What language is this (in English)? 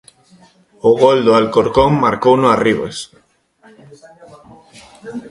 Galician